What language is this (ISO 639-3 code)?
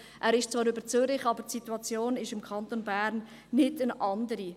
gsw